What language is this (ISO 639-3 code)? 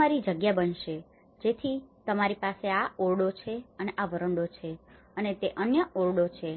guj